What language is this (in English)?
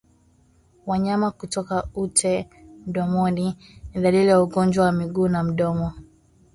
Swahili